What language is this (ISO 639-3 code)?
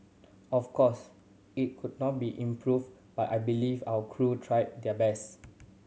eng